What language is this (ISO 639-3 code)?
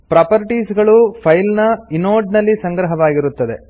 kan